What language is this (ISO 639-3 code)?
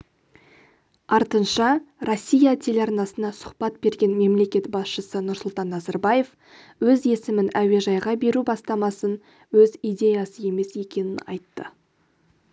kaz